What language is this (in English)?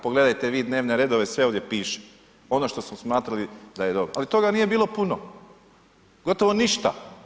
Croatian